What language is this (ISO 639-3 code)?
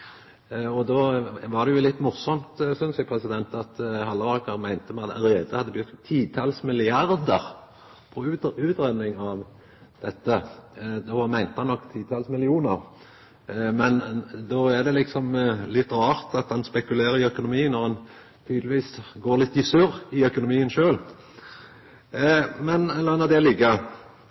nno